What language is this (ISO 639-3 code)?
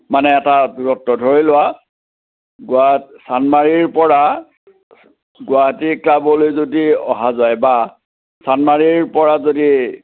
asm